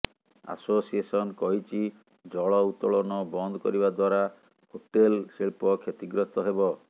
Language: Odia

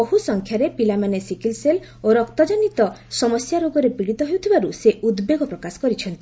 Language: Odia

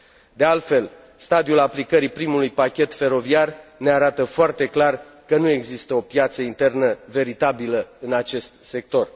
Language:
Romanian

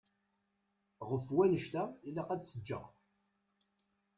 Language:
Kabyle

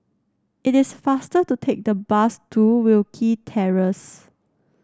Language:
English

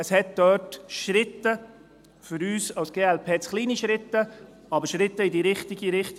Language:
Swiss German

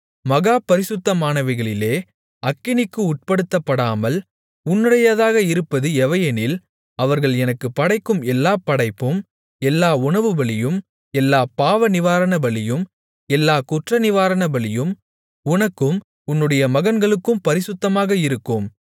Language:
Tamil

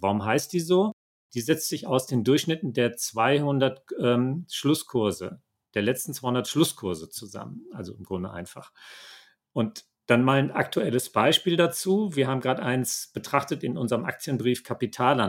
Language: German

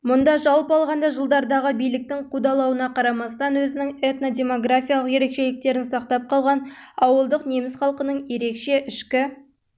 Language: Kazakh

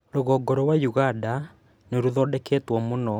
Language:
Kikuyu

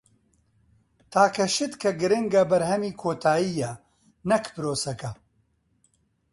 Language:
Central Kurdish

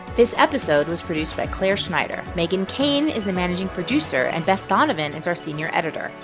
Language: English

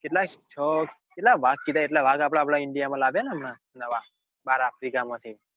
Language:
Gujarati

